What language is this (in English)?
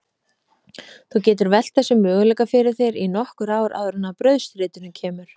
Icelandic